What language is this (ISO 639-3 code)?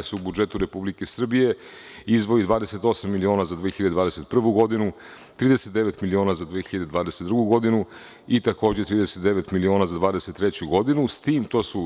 srp